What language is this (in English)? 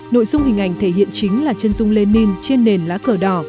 Vietnamese